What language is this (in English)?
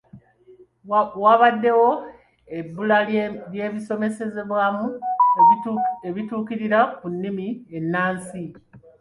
Ganda